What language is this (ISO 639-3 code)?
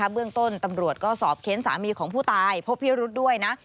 tha